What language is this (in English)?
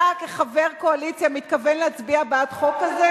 Hebrew